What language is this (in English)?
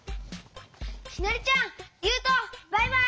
Japanese